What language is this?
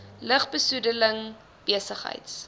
Afrikaans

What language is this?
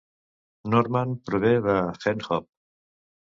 Catalan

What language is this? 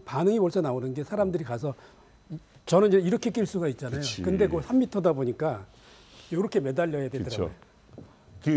Korean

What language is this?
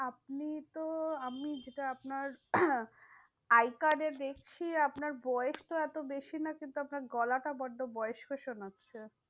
Bangla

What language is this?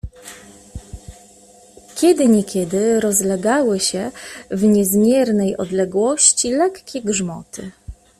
Polish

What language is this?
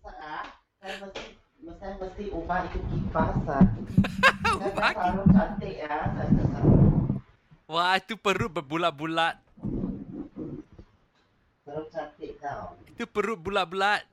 Malay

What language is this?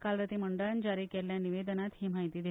Konkani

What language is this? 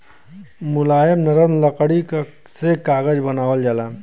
Bhojpuri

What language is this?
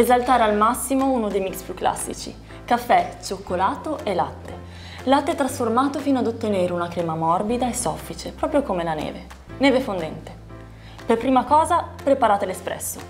Italian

